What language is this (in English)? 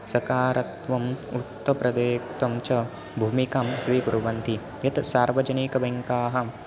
Sanskrit